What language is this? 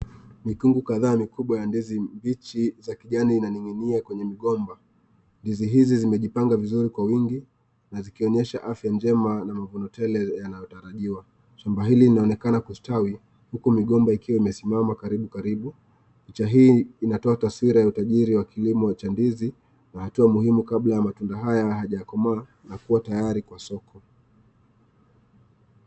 Swahili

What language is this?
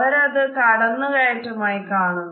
Malayalam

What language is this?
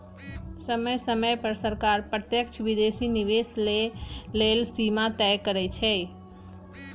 Magahi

